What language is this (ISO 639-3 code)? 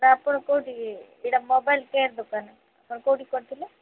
ori